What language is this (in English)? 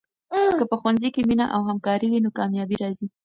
Pashto